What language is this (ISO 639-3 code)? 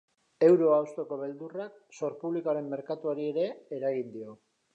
eus